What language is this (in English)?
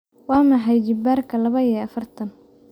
Somali